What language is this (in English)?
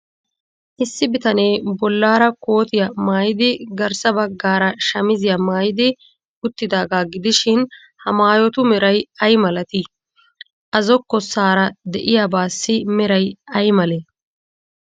Wolaytta